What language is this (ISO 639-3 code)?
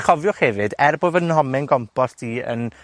cym